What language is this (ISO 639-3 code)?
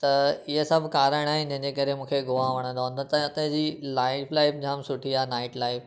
snd